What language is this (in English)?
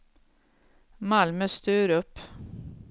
Swedish